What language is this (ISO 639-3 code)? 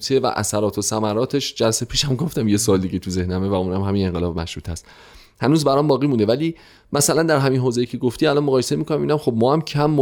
fas